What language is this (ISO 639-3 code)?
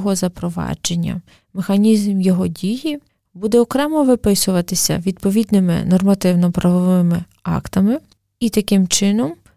ukr